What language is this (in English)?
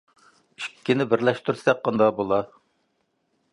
Uyghur